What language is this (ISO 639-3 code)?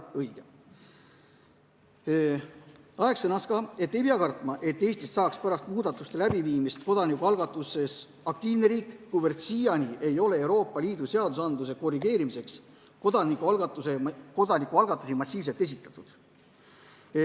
est